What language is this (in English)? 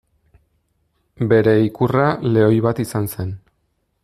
Basque